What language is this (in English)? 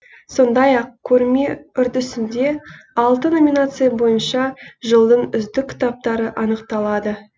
Kazakh